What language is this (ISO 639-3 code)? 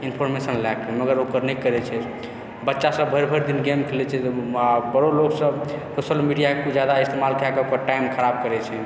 mai